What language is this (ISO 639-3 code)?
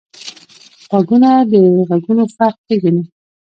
pus